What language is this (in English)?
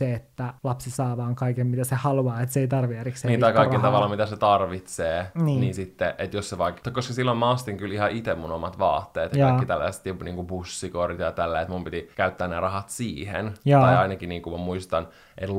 Finnish